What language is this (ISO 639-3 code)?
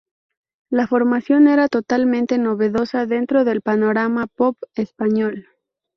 spa